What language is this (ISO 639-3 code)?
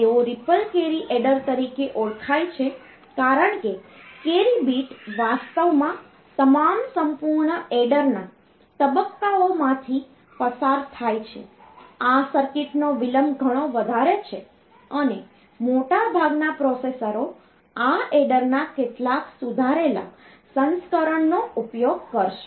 guj